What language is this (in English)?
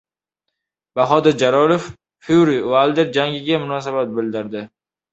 Uzbek